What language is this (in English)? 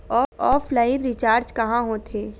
Chhattisgarhi